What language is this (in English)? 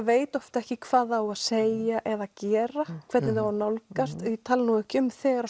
Icelandic